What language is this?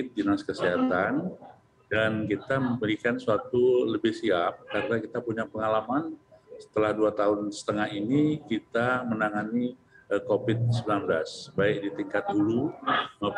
Indonesian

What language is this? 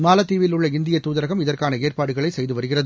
Tamil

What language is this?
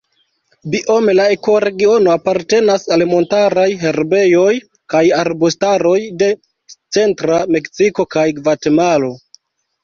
Esperanto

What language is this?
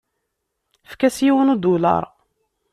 Kabyle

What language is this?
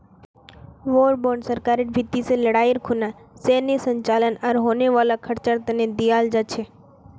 Magahi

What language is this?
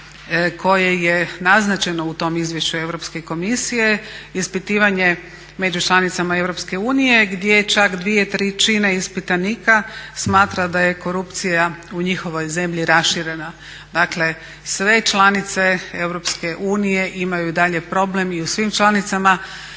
Croatian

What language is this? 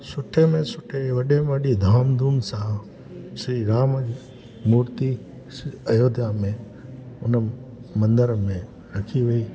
Sindhi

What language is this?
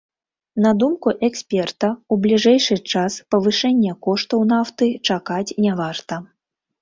Belarusian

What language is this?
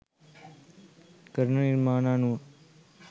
Sinhala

